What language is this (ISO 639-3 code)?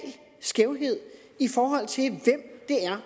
dan